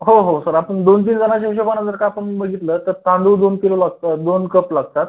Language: Marathi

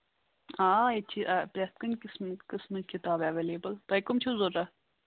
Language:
Kashmiri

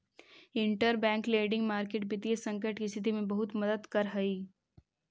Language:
Magahi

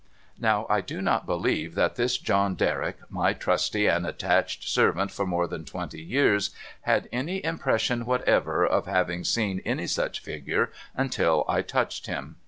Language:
English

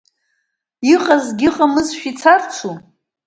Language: Abkhazian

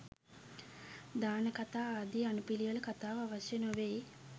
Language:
Sinhala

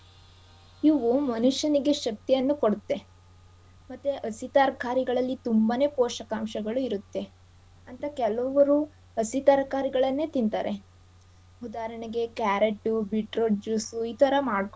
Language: Kannada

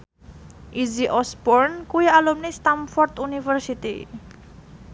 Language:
Javanese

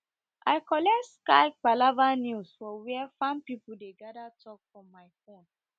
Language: Nigerian Pidgin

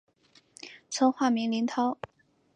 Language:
Chinese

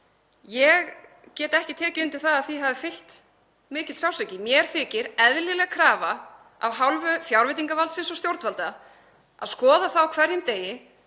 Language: Icelandic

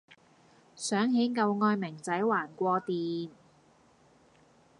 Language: Cantonese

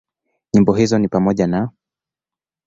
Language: Swahili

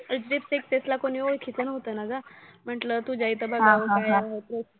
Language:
Marathi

